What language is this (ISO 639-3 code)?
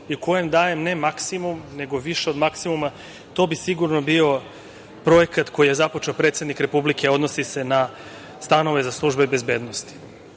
srp